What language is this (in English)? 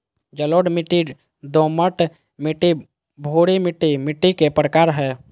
Magahi